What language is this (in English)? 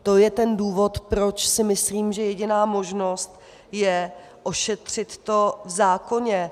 Czech